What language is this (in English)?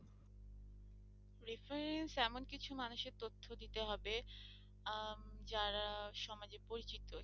Bangla